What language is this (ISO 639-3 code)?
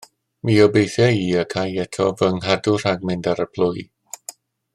cym